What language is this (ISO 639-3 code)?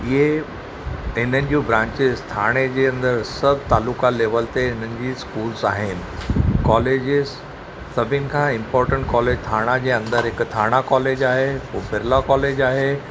snd